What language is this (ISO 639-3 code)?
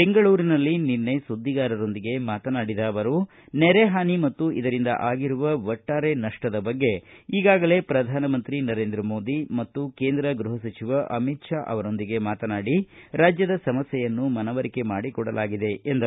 kan